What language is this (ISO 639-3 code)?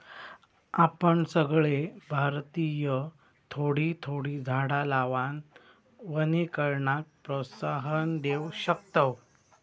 mar